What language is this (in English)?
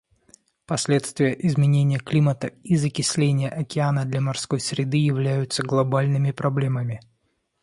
Russian